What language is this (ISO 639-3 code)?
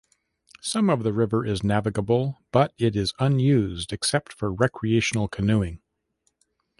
eng